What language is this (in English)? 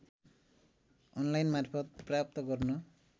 Nepali